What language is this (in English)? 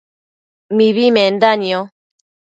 Matsés